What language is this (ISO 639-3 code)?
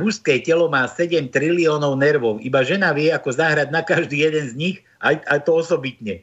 slk